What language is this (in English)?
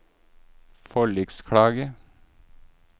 Norwegian